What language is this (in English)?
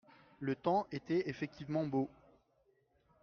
French